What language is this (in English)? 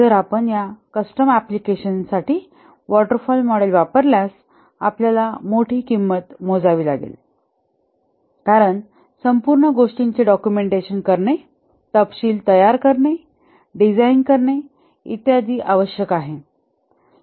Marathi